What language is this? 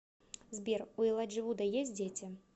Russian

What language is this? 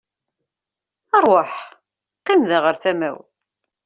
Kabyle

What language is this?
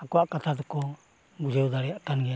Santali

